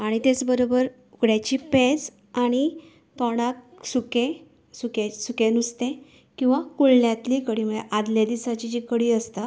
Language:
Konkani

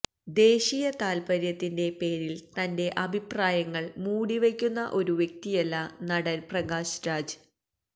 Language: Malayalam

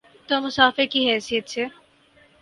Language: Urdu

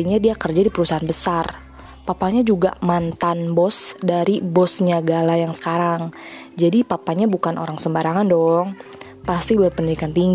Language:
Indonesian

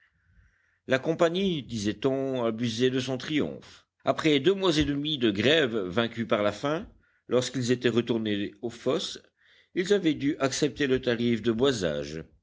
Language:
French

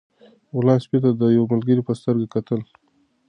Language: Pashto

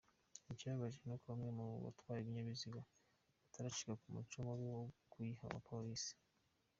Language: Kinyarwanda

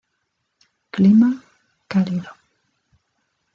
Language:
Spanish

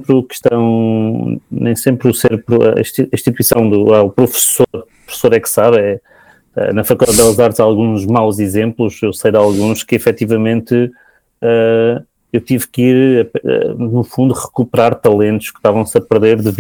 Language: Portuguese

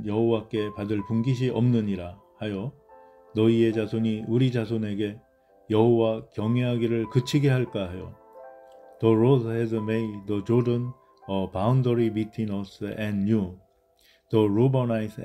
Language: Korean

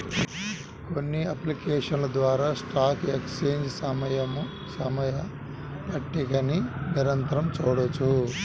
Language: Telugu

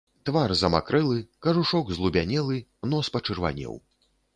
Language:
Belarusian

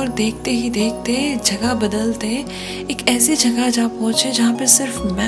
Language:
Hindi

